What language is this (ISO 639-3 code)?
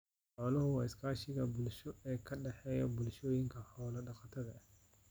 som